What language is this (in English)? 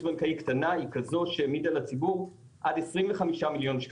Hebrew